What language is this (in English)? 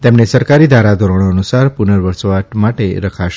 Gujarati